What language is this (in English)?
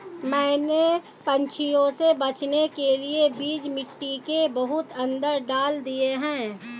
Hindi